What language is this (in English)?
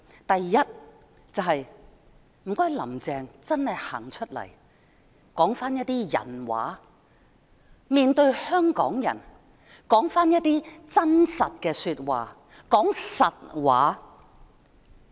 Cantonese